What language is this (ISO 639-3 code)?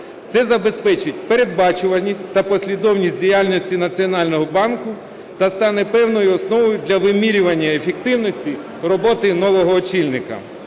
ukr